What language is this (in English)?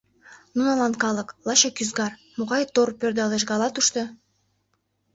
Mari